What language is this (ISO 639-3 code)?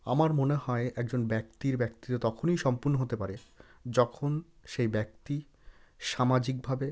ben